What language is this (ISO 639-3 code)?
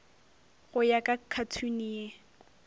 nso